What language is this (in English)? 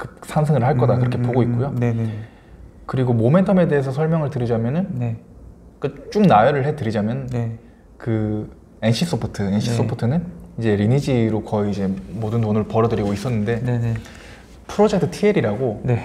Korean